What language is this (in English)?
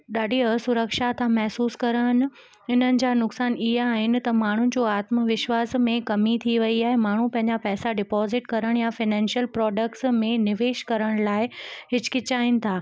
Sindhi